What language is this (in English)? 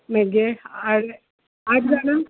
Konkani